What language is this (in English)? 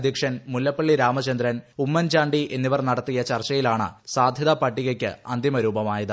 Malayalam